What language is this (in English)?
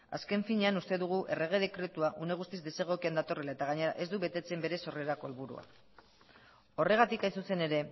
Basque